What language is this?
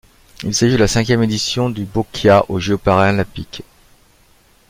French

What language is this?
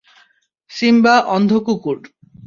Bangla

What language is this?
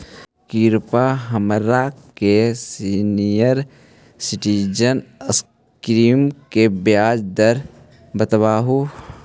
Magahi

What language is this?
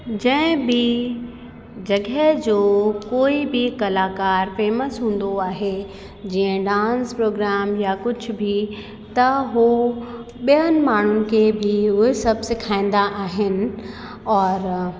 Sindhi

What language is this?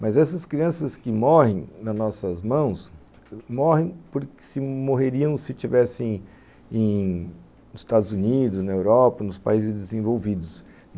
Portuguese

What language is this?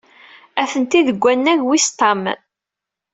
Kabyle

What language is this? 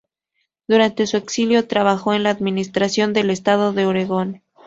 Spanish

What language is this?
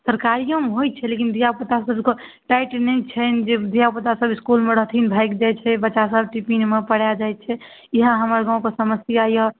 Maithili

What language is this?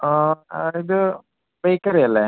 Malayalam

